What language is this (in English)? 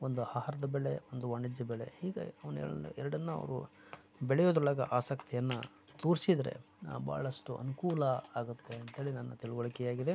Kannada